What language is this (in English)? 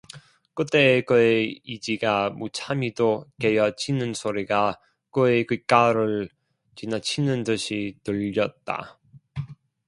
Korean